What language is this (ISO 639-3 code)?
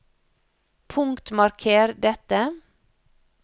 nor